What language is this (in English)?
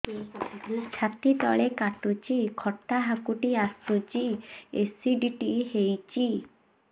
Odia